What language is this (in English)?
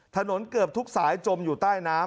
Thai